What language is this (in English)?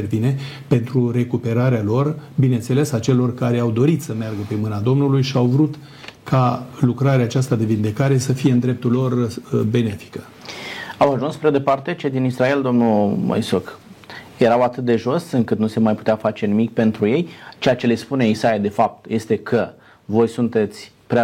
Romanian